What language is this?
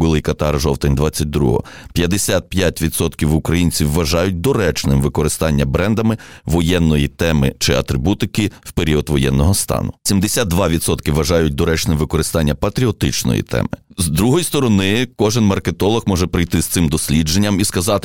Ukrainian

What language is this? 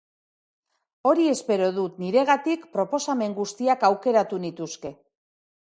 Basque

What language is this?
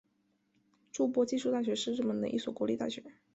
Chinese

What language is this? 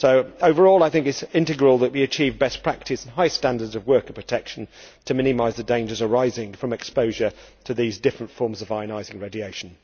English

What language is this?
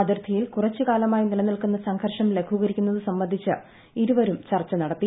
Malayalam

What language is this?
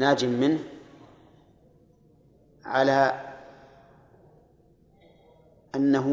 Arabic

